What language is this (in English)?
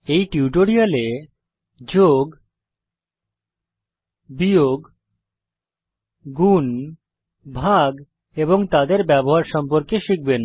Bangla